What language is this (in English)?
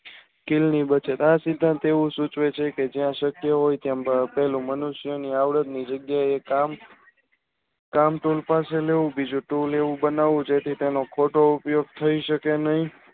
Gujarati